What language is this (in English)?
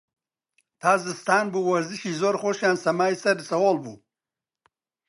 Central Kurdish